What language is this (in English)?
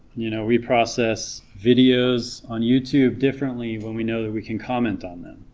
English